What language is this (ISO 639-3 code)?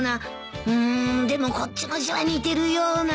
jpn